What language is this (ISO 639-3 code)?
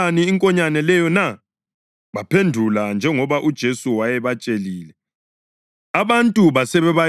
nde